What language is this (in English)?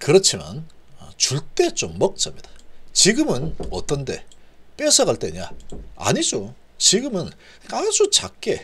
Korean